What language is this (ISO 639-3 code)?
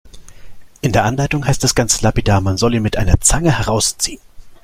deu